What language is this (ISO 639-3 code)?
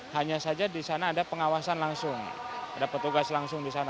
ind